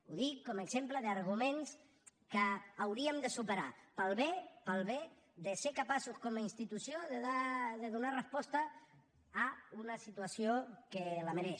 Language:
Catalan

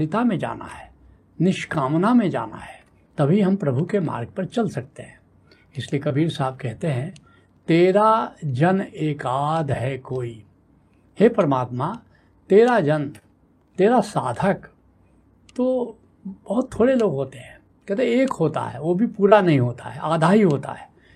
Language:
Hindi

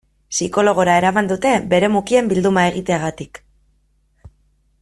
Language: Basque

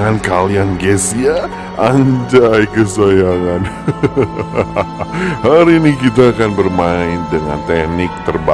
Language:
Indonesian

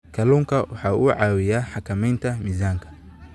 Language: Somali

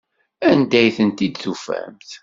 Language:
Kabyle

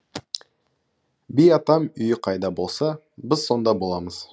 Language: Kazakh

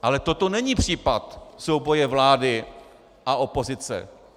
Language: Czech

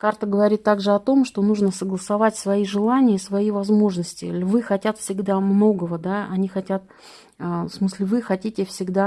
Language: Russian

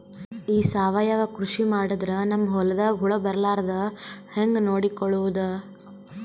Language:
Kannada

